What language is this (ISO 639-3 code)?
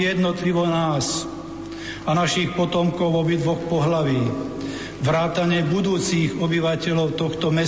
slk